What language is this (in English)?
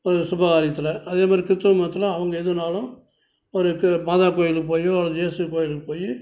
Tamil